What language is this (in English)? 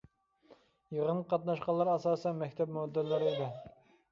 Uyghur